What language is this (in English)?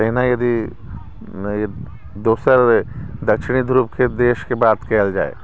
Maithili